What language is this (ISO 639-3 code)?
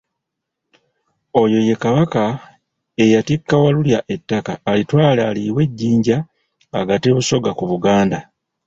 lug